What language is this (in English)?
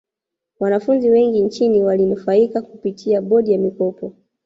Swahili